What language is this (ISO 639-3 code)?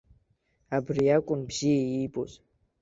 abk